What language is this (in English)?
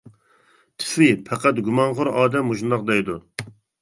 Uyghur